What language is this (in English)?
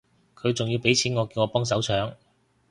Cantonese